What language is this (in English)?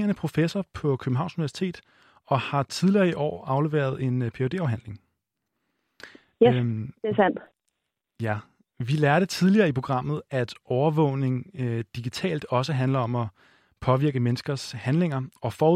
Danish